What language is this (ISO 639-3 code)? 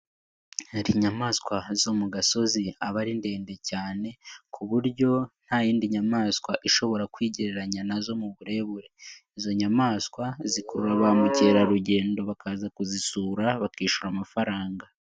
kin